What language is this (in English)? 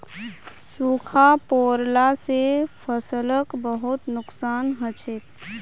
Magahi